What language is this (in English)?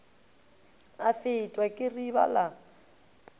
Northern Sotho